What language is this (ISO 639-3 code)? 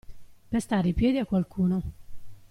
ita